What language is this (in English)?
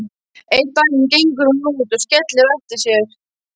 Icelandic